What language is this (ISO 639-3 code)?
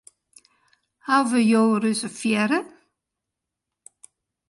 fry